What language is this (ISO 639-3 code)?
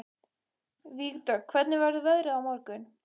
isl